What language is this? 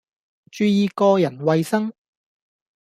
Cantonese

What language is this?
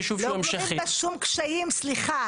Hebrew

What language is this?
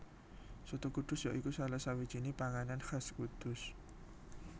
Javanese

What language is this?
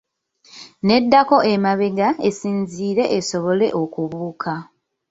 Ganda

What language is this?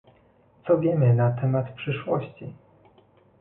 Polish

